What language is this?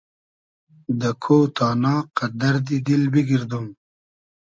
Hazaragi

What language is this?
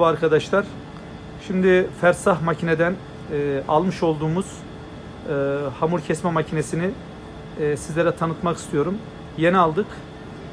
Turkish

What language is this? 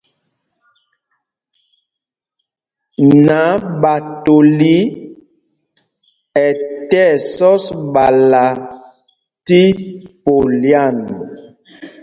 Mpumpong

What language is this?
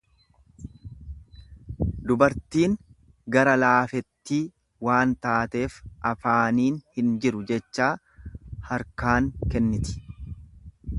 Oromo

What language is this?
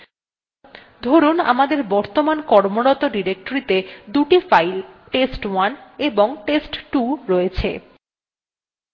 Bangla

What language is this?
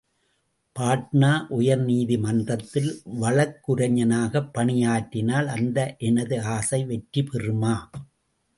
Tamil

